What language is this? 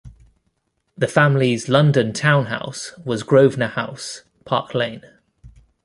English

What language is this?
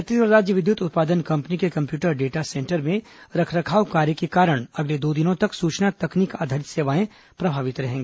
Hindi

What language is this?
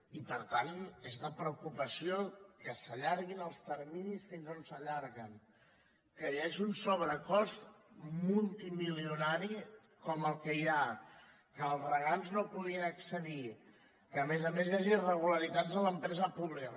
Catalan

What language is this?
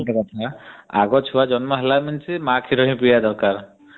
Odia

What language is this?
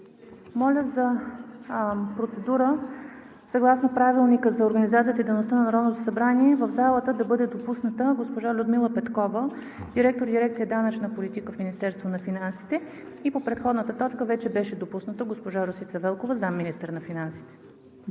Bulgarian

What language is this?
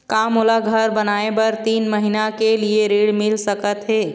Chhattisgarhi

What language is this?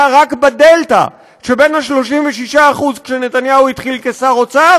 Hebrew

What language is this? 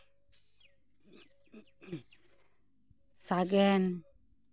Santali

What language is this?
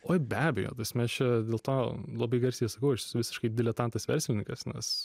Lithuanian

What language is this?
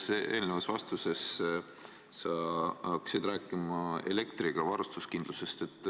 Estonian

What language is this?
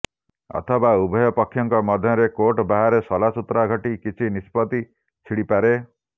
Odia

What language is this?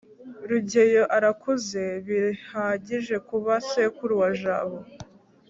Kinyarwanda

